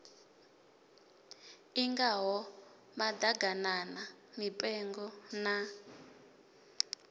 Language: Venda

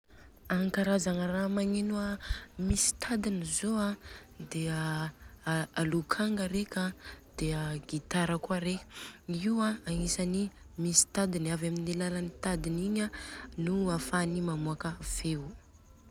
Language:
Southern Betsimisaraka Malagasy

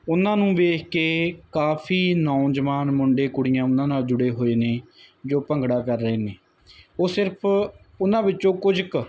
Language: Punjabi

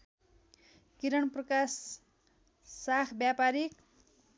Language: Nepali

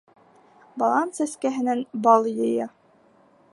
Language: Bashkir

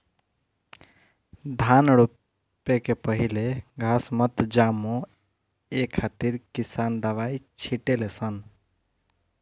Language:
Bhojpuri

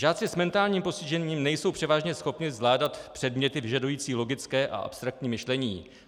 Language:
Czech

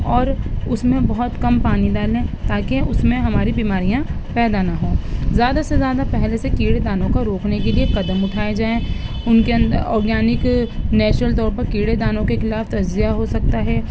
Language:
Urdu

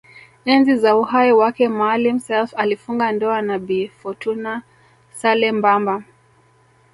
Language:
Swahili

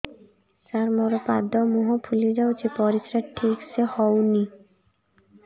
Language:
Odia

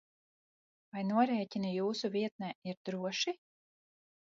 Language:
Latvian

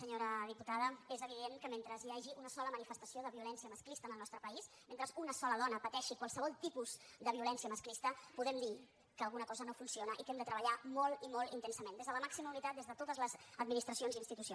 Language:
Catalan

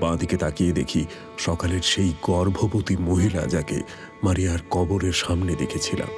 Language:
Bangla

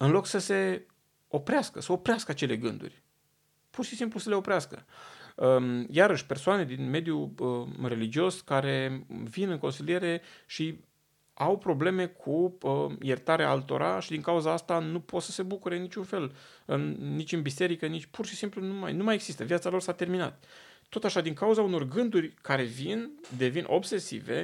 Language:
Romanian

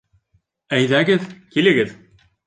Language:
Bashkir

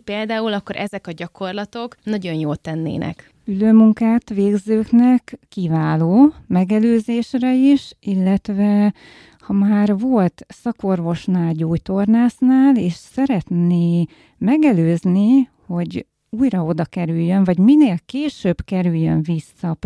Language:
Hungarian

